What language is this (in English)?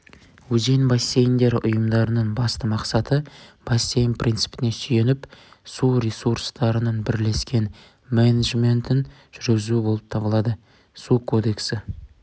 Kazakh